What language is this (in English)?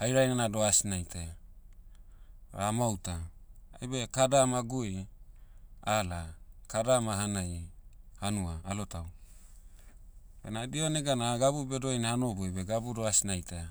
Motu